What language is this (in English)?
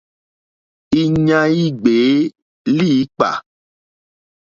Mokpwe